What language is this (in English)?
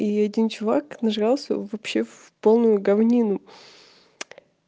Russian